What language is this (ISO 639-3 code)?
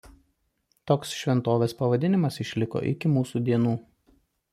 lit